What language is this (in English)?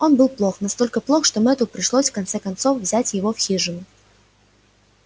Russian